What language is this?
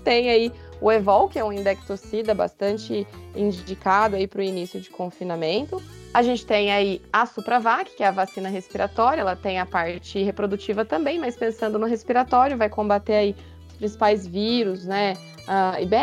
Portuguese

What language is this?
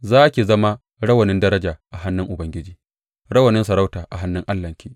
Hausa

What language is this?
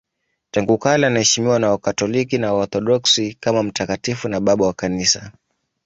Swahili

